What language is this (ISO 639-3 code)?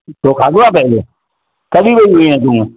snd